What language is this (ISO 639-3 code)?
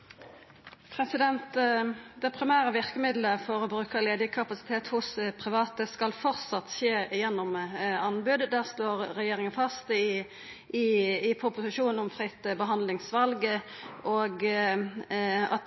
nno